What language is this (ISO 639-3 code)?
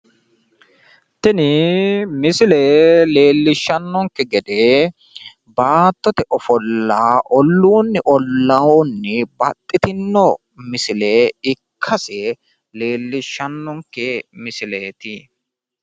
sid